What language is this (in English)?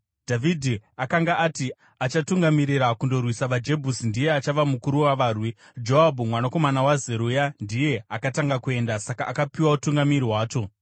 Shona